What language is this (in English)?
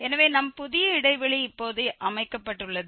Tamil